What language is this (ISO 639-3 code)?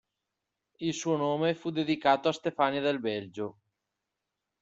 ita